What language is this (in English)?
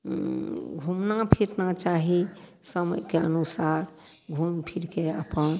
Maithili